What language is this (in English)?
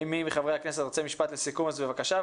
Hebrew